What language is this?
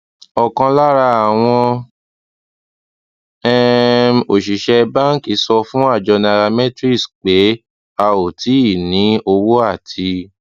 Yoruba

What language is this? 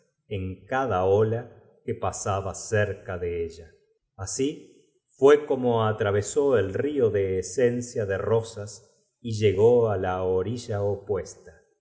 Spanish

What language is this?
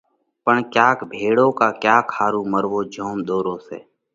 Parkari Koli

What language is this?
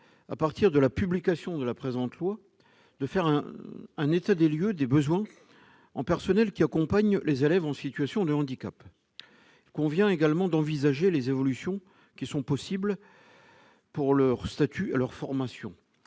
French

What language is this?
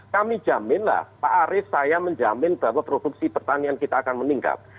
Indonesian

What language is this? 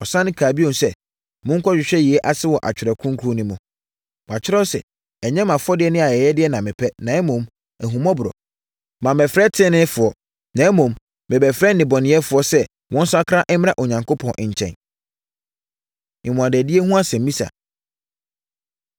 Akan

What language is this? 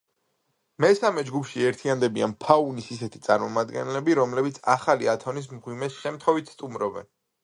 Georgian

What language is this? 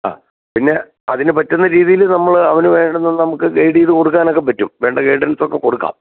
Malayalam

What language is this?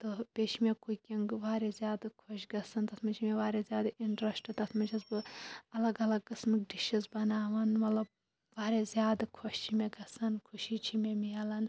Kashmiri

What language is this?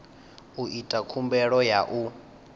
Venda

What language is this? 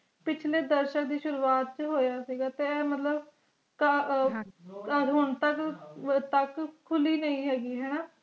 Punjabi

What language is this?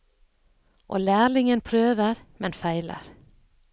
Norwegian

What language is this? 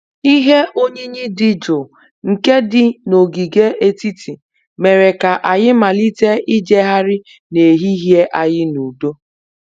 Igbo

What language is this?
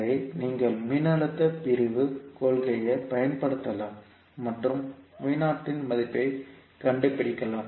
Tamil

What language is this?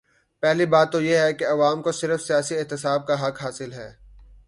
Urdu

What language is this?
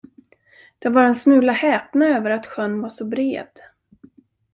Swedish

